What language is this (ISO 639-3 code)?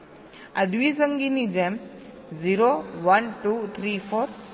guj